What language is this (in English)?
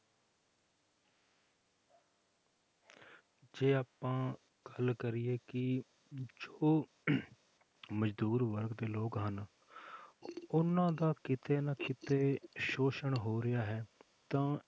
Punjabi